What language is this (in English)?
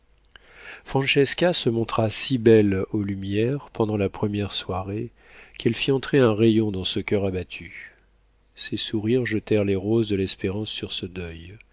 French